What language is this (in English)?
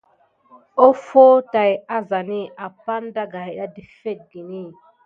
Gidar